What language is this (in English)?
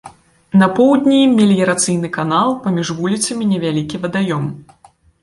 Belarusian